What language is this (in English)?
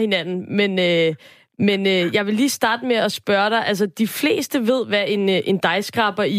Danish